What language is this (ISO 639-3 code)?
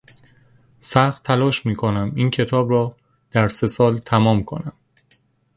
fas